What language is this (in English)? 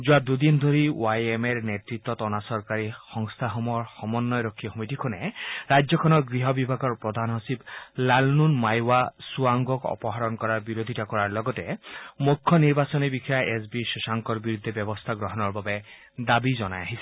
Assamese